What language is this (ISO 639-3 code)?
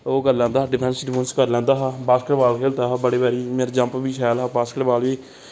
doi